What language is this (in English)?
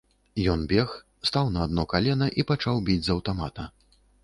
Belarusian